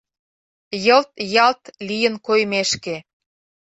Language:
Mari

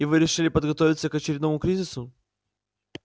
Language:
Russian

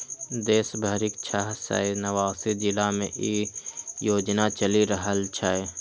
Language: Maithili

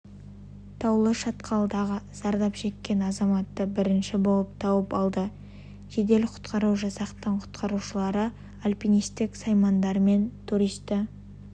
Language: Kazakh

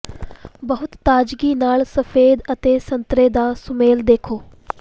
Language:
Punjabi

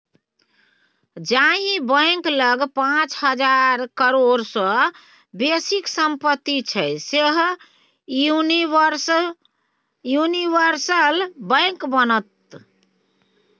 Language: Maithili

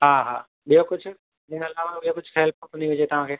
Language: Sindhi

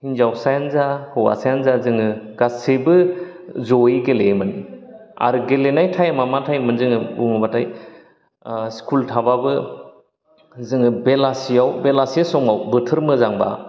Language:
Bodo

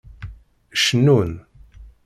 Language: Kabyle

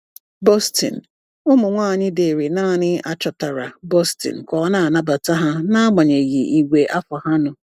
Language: Igbo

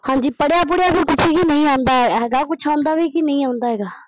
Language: Punjabi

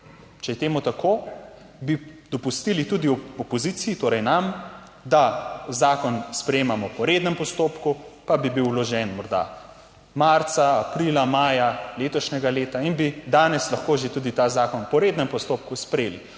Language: Slovenian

